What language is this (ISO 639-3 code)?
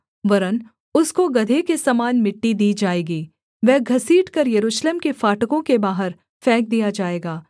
hin